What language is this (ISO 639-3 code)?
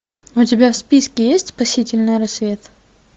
rus